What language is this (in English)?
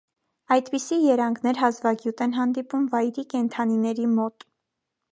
Armenian